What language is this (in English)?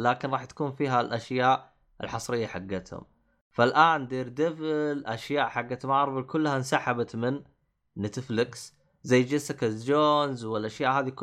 Arabic